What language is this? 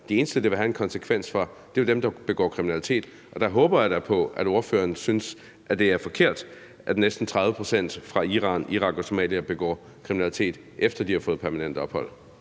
Danish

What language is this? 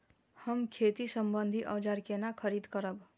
Maithili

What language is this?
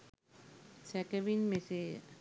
Sinhala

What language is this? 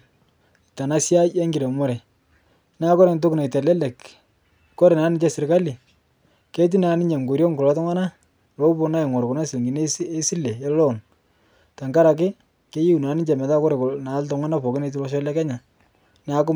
Masai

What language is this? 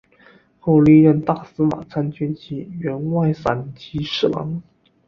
Chinese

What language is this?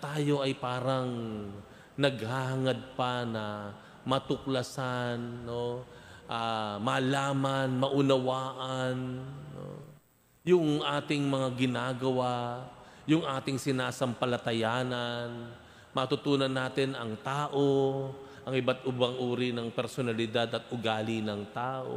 Filipino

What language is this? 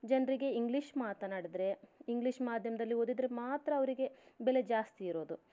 Kannada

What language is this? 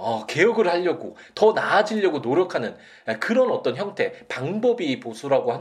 Korean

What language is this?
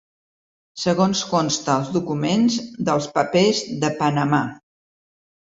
Catalan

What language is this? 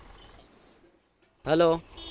Gujarati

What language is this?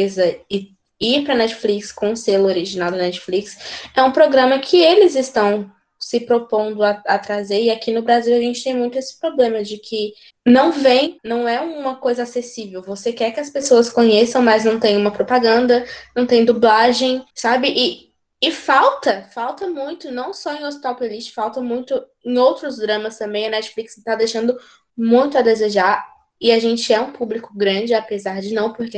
Portuguese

